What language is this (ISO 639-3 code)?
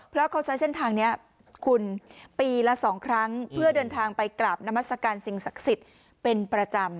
tha